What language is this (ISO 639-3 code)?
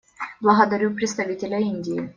rus